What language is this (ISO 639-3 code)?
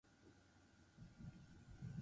eus